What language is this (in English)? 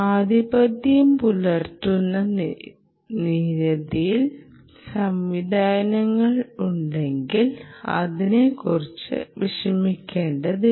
Malayalam